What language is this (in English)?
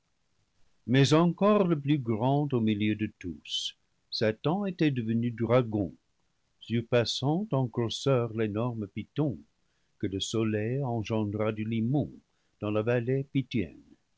French